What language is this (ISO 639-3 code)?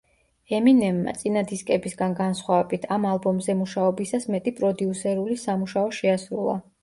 kat